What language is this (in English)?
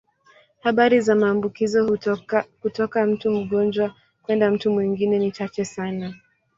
Swahili